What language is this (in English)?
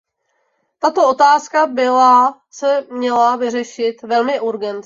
Czech